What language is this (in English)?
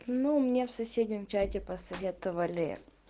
Russian